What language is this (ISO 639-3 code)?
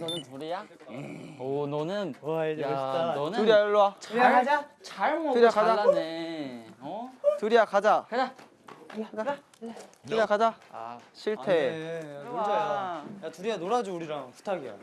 kor